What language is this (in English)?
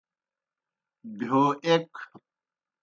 Kohistani Shina